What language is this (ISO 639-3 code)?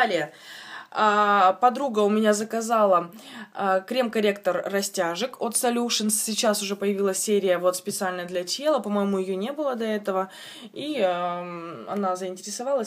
rus